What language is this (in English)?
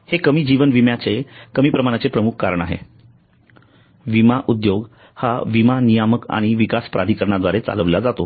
Marathi